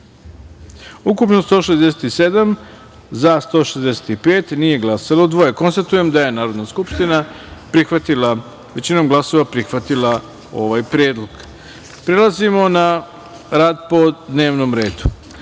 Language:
Serbian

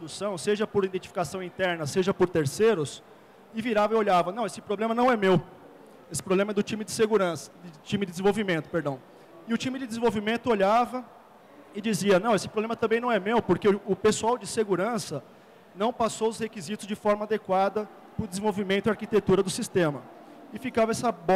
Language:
Portuguese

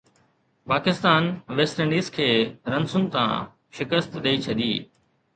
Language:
Sindhi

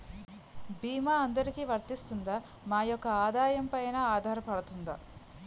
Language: Telugu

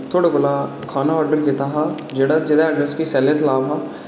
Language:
Dogri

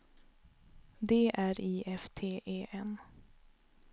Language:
Swedish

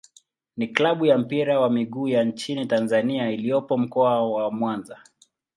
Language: Swahili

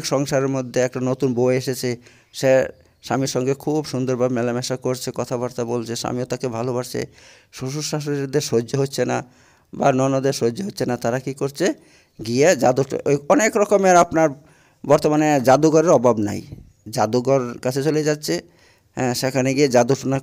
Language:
Bangla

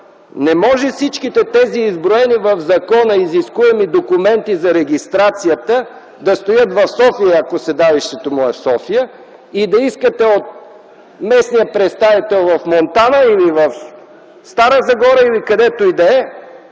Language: Bulgarian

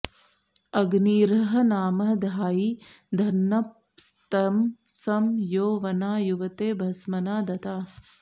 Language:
Sanskrit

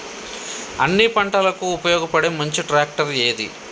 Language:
Telugu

